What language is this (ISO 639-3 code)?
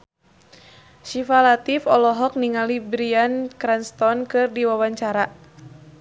sun